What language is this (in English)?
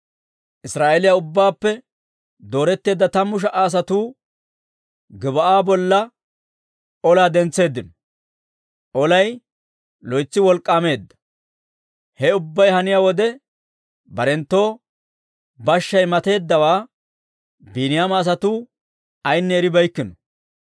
Dawro